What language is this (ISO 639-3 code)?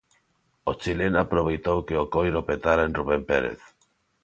glg